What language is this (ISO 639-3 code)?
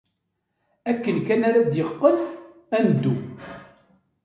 kab